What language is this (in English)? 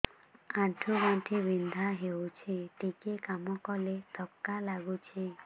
Odia